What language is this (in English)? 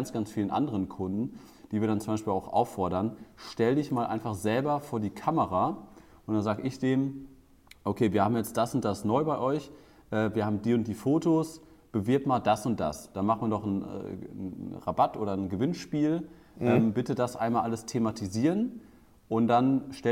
German